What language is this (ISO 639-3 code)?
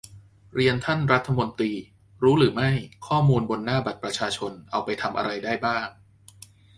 tha